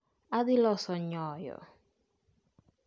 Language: Luo (Kenya and Tanzania)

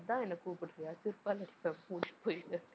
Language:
Tamil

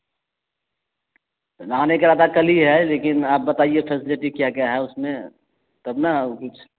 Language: Urdu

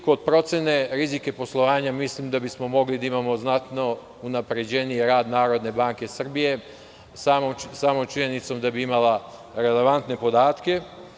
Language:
Serbian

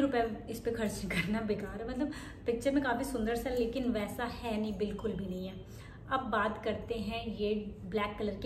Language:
Hindi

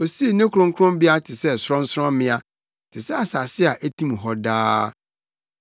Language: Akan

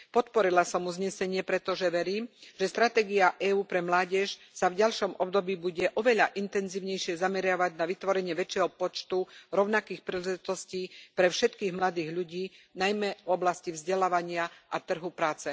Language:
Slovak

